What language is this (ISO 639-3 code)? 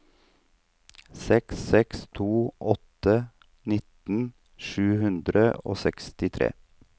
nor